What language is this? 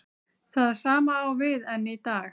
Icelandic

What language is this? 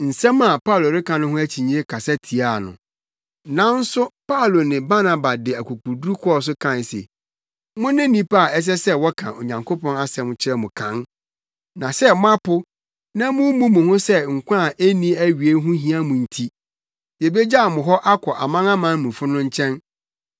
Akan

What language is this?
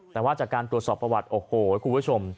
Thai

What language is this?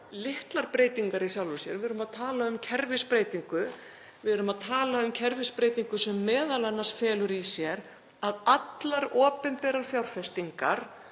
Icelandic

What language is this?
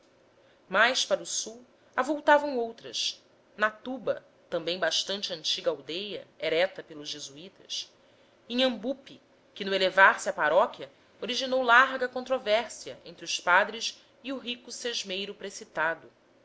Portuguese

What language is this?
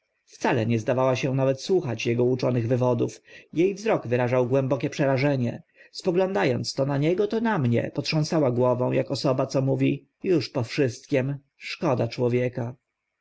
Polish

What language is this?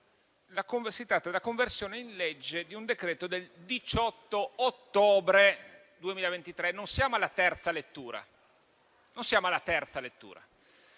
Italian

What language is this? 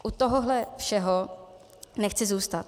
Czech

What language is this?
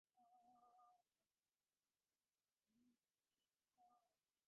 Bangla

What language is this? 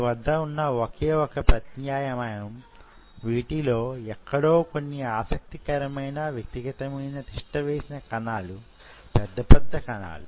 Telugu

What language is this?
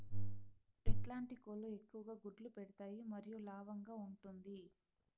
Telugu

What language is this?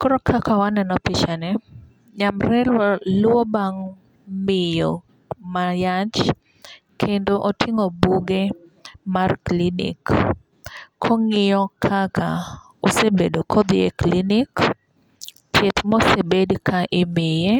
Luo (Kenya and Tanzania)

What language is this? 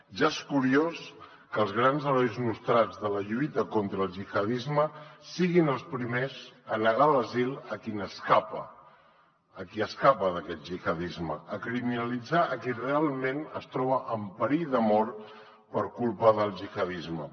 Catalan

